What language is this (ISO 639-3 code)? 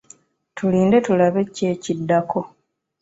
lug